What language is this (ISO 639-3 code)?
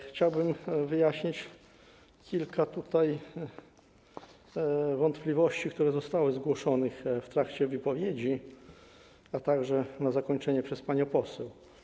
pol